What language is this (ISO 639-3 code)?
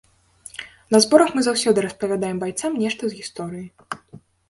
bel